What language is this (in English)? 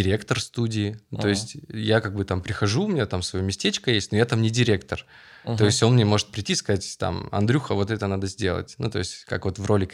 Russian